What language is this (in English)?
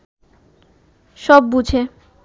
Bangla